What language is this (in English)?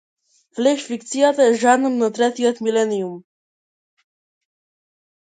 Macedonian